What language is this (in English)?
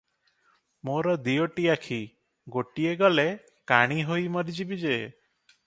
Odia